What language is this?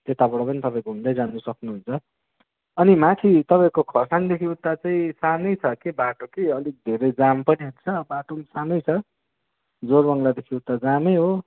Nepali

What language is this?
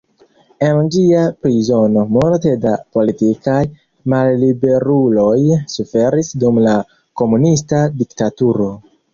Esperanto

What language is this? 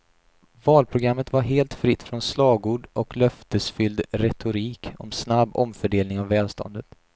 Swedish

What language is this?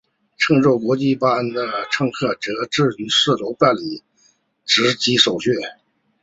Chinese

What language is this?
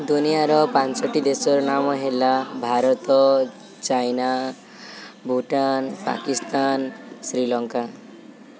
Odia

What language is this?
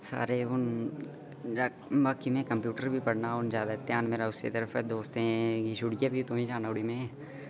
Dogri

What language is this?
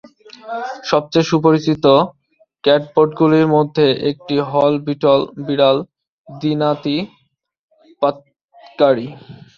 Bangla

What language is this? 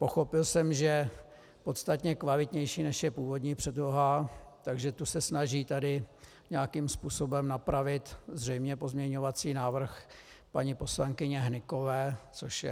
Czech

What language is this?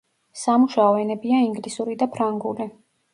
Georgian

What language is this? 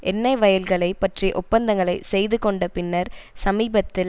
Tamil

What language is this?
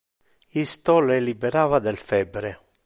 Interlingua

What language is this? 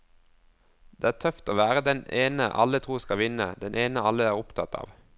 Norwegian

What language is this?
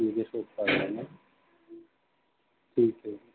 Urdu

